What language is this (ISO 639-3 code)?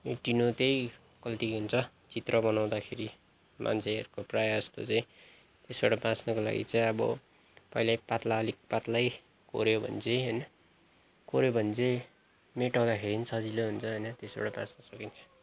nep